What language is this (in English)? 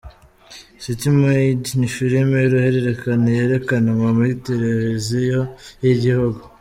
Kinyarwanda